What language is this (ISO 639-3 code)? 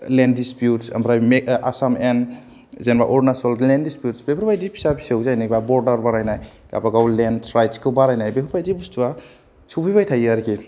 brx